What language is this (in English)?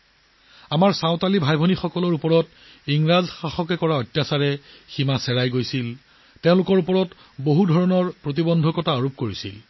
Assamese